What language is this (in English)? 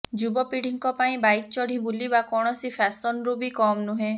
Odia